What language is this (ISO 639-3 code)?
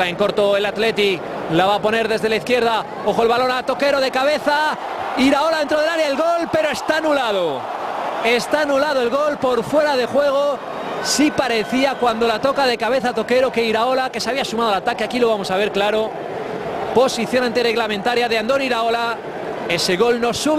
spa